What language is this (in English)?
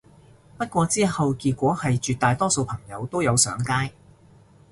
Cantonese